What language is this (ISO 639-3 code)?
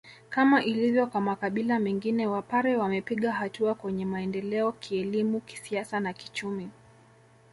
swa